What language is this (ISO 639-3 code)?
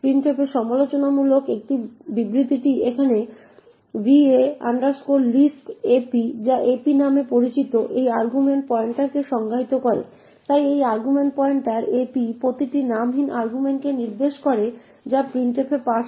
ben